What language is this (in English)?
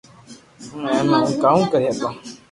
Loarki